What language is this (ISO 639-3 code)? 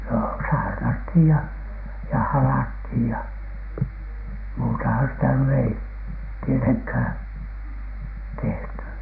fin